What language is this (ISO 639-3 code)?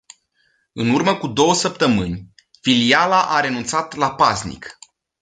ron